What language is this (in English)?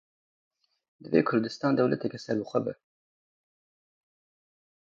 Kurdish